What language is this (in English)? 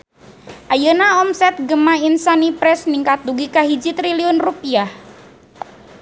Sundanese